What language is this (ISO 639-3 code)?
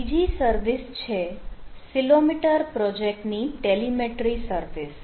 guj